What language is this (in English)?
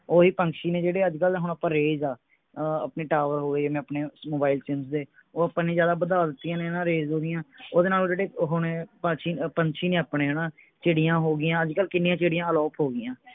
Punjabi